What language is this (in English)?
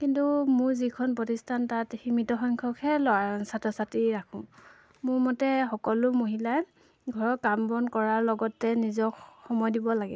Assamese